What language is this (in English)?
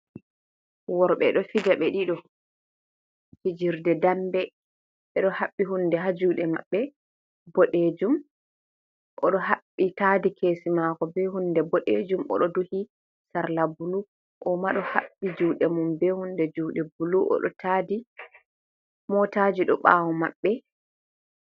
Fula